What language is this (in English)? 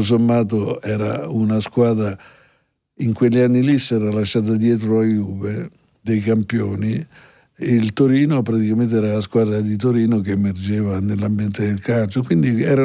Italian